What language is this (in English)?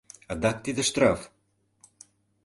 Mari